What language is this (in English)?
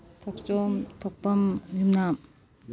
Manipuri